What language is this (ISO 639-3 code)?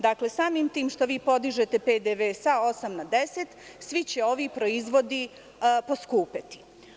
srp